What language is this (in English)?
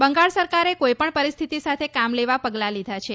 Gujarati